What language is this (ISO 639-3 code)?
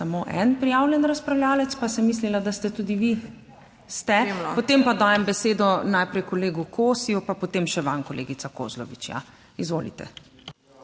slv